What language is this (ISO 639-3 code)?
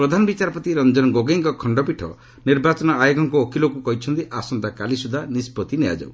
ori